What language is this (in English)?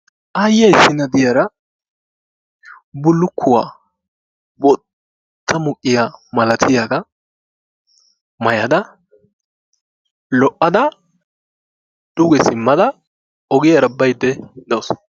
Wolaytta